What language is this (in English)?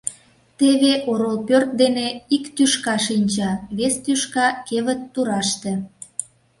Mari